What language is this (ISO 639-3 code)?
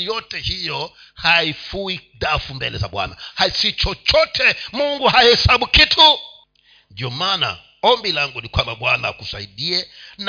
swa